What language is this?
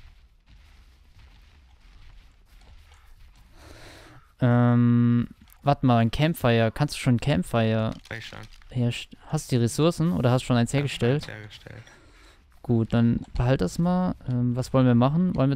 German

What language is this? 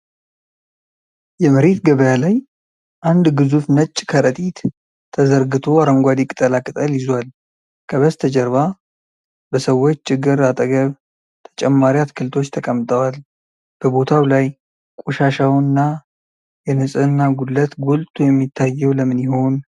Amharic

